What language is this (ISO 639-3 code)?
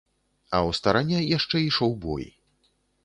bel